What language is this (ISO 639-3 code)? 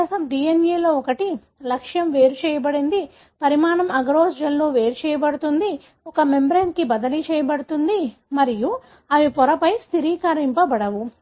tel